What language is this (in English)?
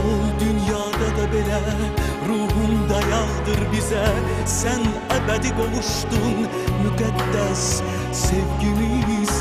Turkish